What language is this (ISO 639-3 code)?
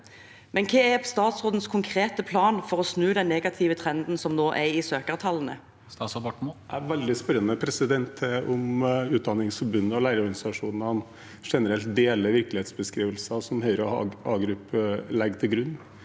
nor